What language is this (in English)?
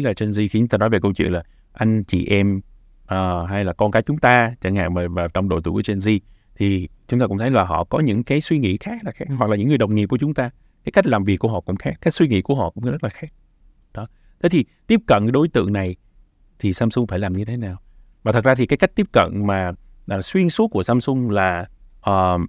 Vietnamese